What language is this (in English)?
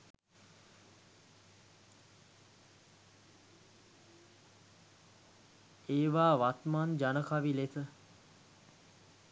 Sinhala